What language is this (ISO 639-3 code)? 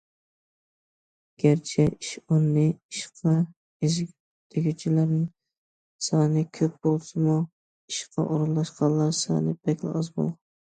uig